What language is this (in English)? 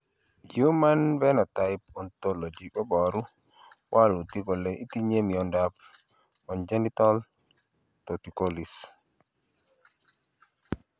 Kalenjin